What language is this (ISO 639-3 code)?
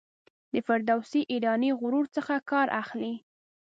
pus